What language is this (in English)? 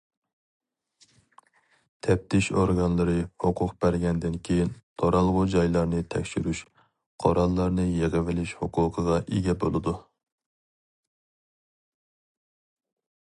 Uyghur